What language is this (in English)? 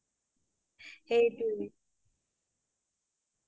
Assamese